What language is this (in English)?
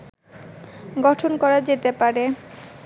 Bangla